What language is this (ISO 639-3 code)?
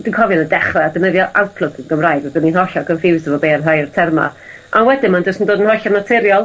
cym